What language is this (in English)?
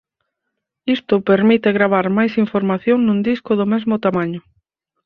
Galician